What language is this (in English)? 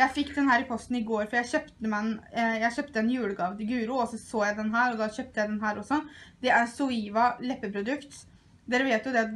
Norwegian